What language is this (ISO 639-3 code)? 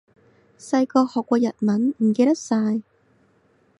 yue